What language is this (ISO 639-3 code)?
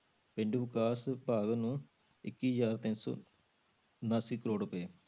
pan